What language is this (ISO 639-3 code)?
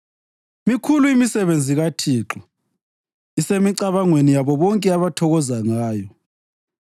nde